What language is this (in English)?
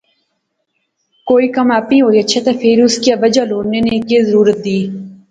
Pahari-Potwari